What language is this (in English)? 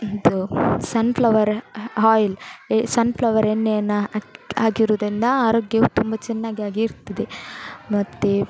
Kannada